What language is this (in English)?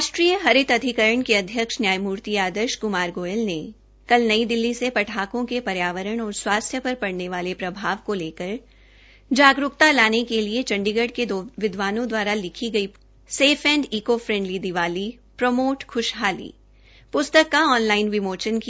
Hindi